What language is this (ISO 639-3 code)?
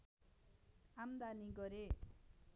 nep